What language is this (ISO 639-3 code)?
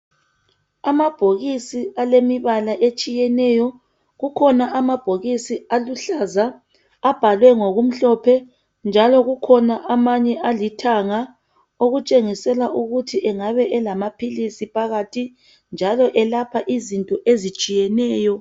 nde